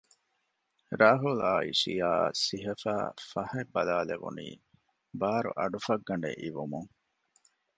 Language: Divehi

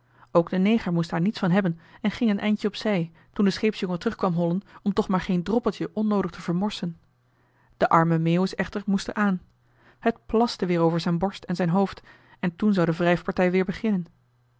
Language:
Dutch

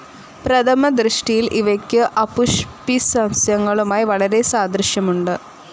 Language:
Malayalam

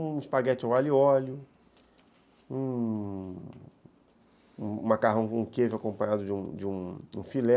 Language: Portuguese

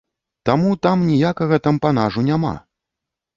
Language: Belarusian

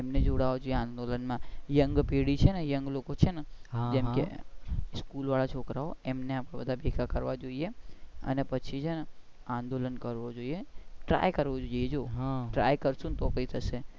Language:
Gujarati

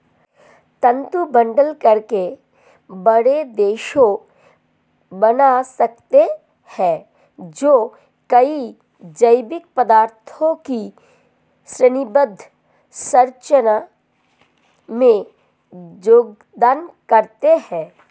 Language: Hindi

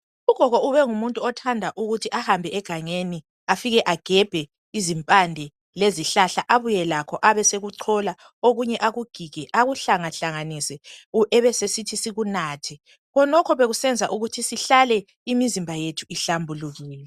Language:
North Ndebele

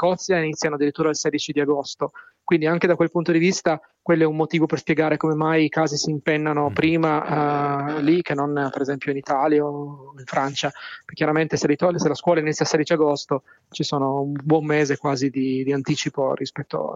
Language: Italian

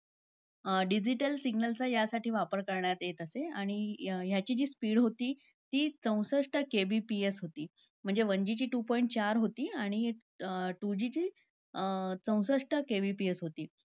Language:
Marathi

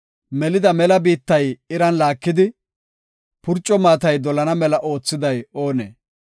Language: Gofa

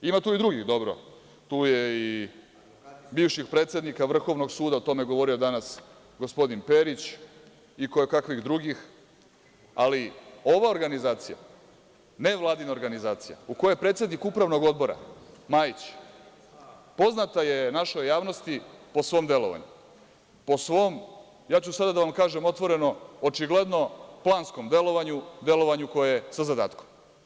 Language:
Serbian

